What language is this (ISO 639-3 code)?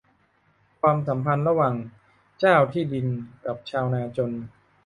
tha